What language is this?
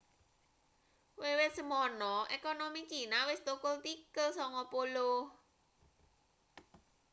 Javanese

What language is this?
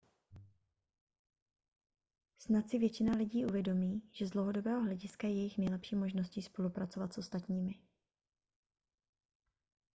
Czech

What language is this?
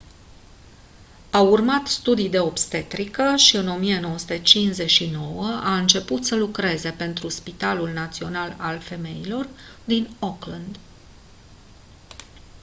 Romanian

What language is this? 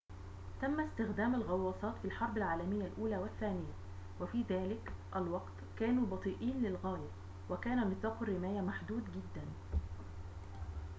Arabic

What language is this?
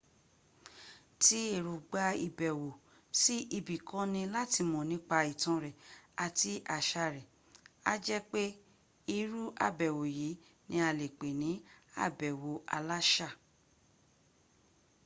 Yoruba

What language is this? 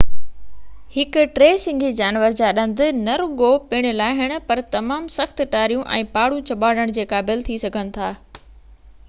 Sindhi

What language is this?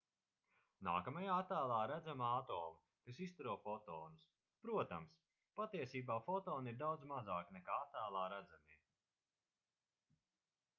Latvian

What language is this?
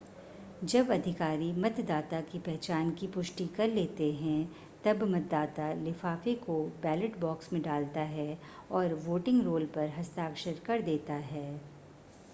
Hindi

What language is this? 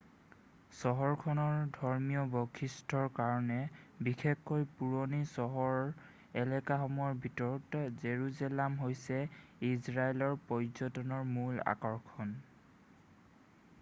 Assamese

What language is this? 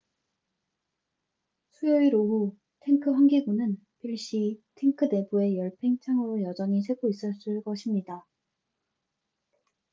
Korean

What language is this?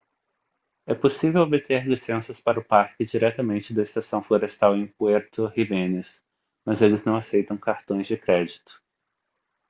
Portuguese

